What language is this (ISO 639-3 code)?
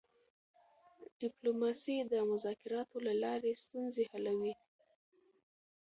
pus